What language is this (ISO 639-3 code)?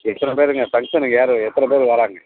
tam